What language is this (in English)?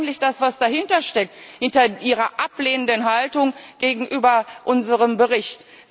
German